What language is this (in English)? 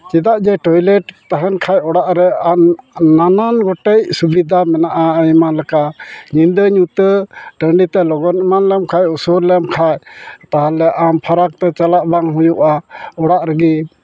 Santali